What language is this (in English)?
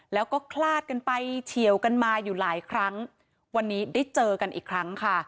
Thai